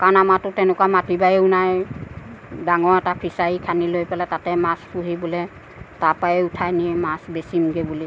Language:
Assamese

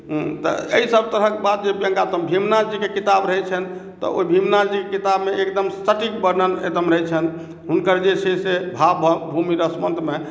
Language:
Maithili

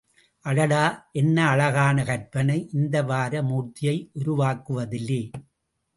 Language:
Tamil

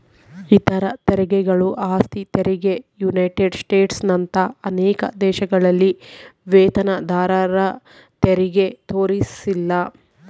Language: Kannada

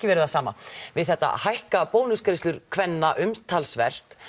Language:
Icelandic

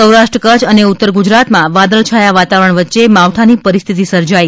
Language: Gujarati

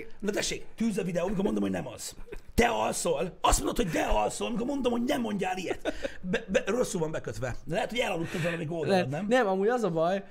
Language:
Hungarian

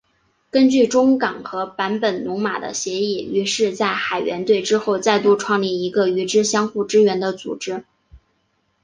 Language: Chinese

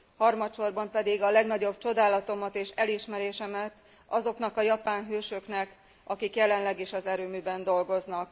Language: Hungarian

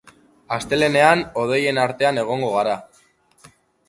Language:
Basque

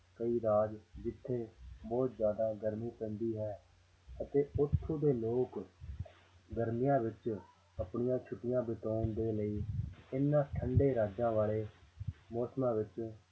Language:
Punjabi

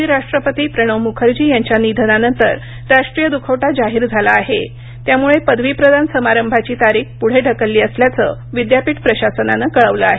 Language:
Marathi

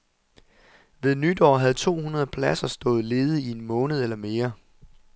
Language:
Danish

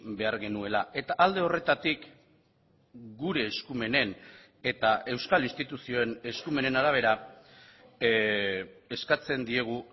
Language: Basque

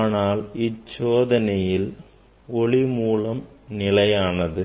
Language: Tamil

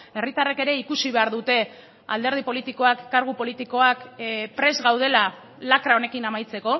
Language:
Basque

